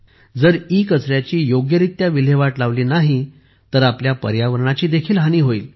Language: Marathi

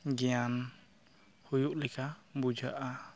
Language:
Santali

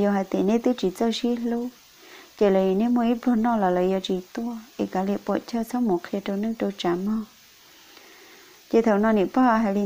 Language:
Vietnamese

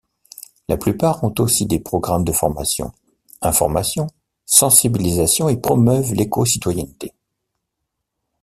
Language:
French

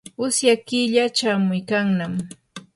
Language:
Yanahuanca Pasco Quechua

